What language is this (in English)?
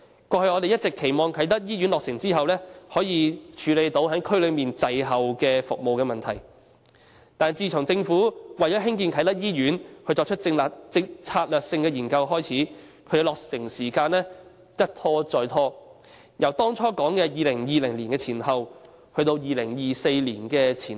Cantonese